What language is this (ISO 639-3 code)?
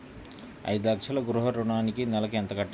tel